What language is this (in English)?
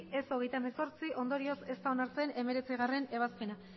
Basque